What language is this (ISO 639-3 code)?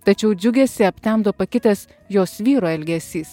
lit